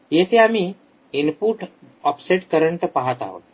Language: Marathi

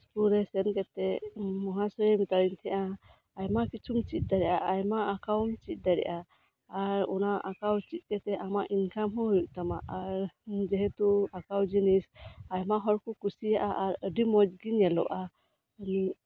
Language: Santali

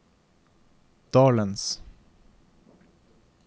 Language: Norwegian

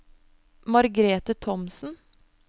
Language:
Norwegian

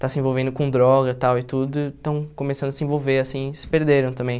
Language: Portuguese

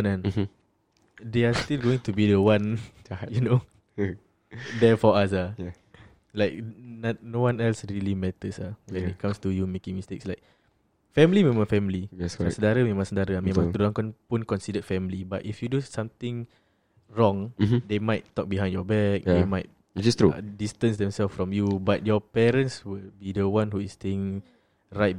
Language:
Malay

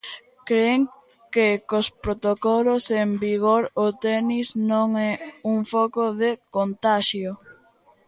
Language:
Galician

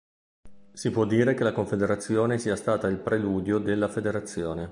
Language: Italian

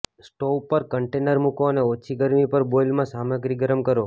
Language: Gujarati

